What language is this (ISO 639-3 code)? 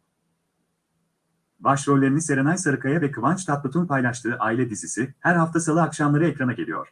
tur